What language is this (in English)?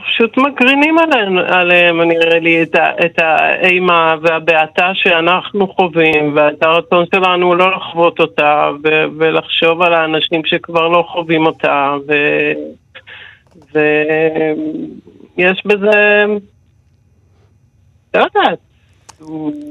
Hebrew